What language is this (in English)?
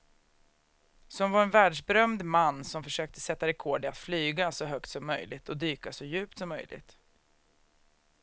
Swedish